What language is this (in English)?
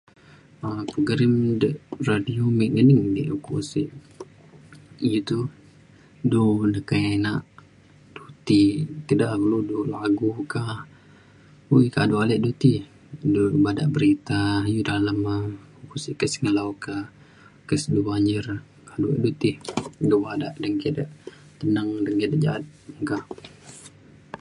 Mainstream Kenyah